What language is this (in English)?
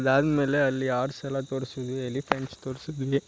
Kannada